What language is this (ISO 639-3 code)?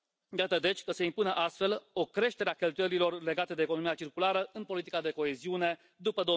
ron